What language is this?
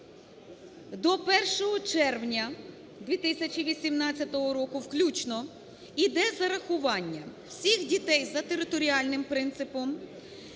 Ukrainian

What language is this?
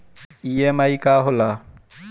Bhojpuri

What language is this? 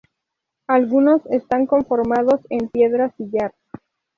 Spanish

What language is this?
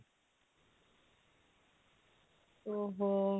Odia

